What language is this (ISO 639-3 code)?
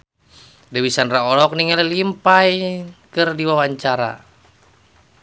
sun